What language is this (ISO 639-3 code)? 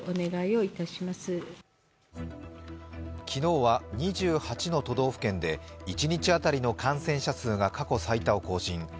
jpn